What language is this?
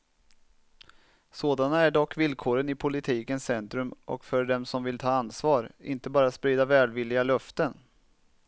Swedish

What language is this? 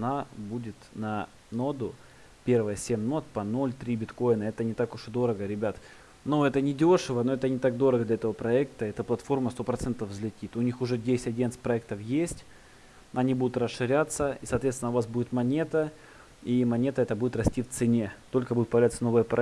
Russian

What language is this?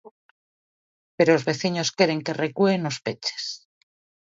Galician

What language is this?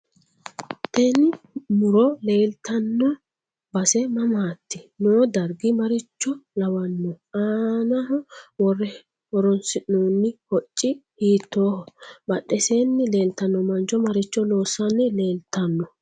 Sidamo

